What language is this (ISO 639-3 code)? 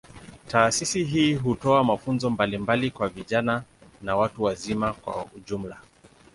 swa